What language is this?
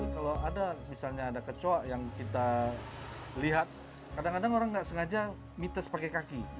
Indonesian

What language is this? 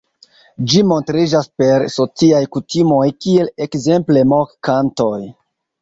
Esperanto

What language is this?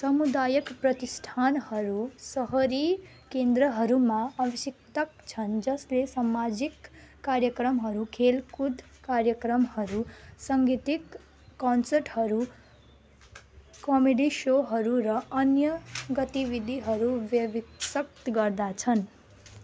Nepali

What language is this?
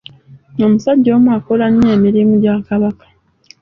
Ganda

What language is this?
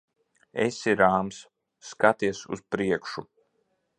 Latvian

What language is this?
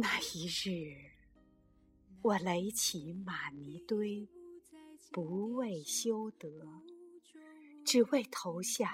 Chinese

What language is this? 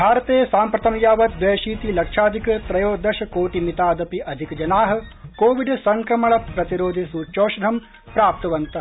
Sanskrit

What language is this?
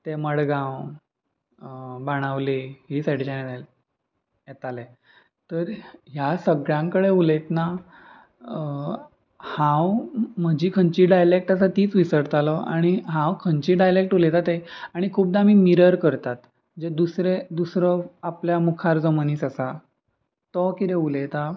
Konkani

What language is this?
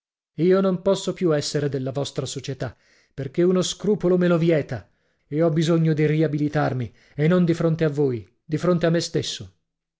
Italian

